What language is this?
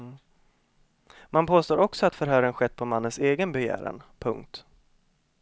Swedish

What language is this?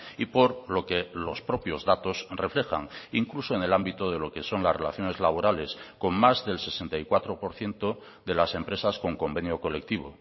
Spanish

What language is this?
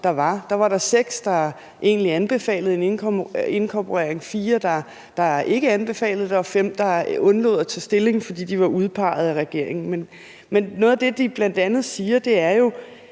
Danish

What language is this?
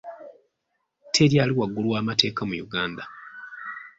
Ganda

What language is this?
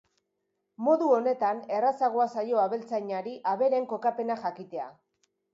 Basque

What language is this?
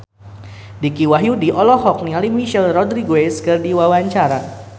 Sundanese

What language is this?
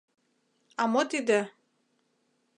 Mari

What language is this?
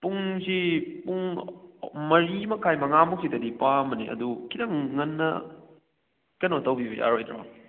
Manipuri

